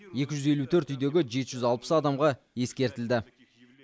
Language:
Kazakh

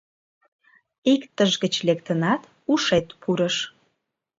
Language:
Mari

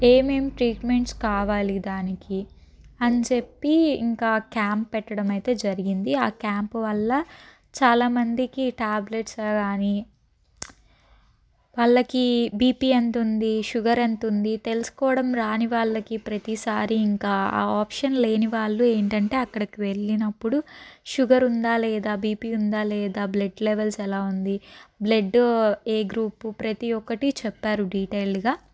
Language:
Telugu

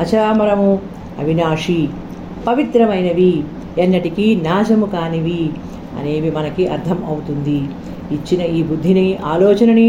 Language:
Telugu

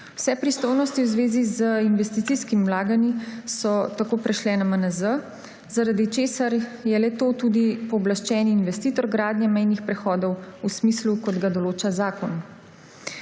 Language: Slovenian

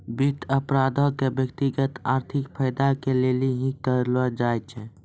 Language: Maithili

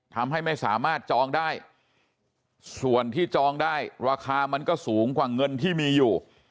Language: Thai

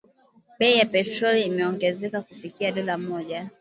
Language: Swahili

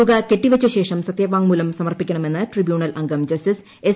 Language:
Malayalam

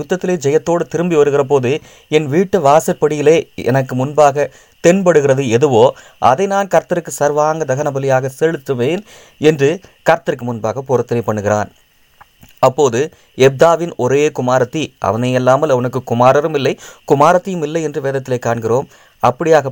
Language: Tamil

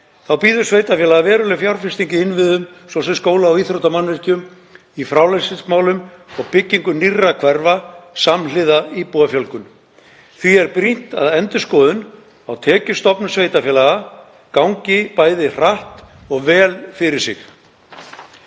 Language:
Icelandic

